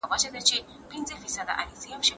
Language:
Pashto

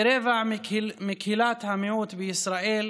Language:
Hebrew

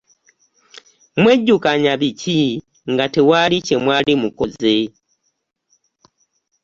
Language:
Ganda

